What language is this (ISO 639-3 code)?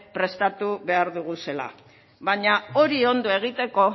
eus